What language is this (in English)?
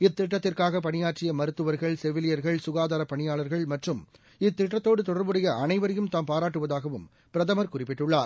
Tamil